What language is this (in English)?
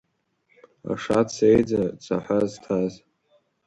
Abkhazian